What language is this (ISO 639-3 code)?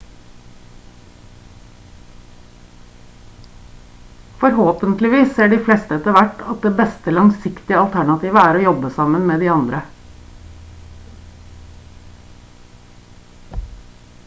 nob